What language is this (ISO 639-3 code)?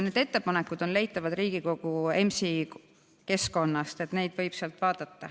est